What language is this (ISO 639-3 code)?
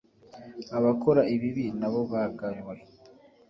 kin